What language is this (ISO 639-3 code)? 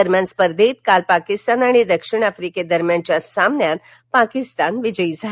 mar